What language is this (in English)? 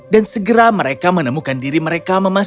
Indonesian